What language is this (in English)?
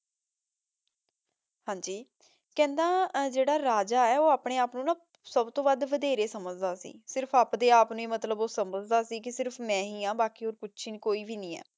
Punjabi